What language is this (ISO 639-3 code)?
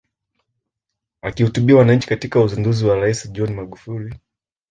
swa